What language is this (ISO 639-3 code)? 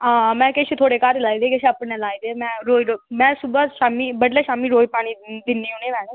doi